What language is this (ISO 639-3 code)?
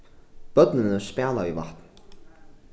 fao